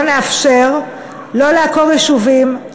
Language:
Hebrew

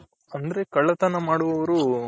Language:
Kannada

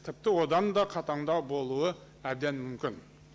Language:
Kazakh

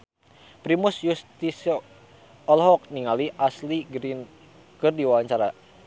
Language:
Sundanese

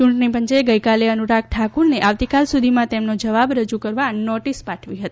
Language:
Gujarati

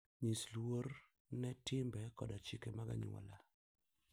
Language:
Luo (Kenya and Tanzania)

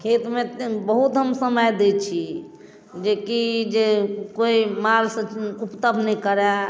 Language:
Maithili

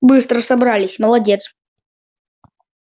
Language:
Russian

